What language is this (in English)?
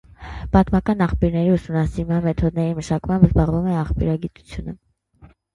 Armenian